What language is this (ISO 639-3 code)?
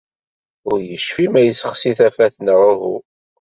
kab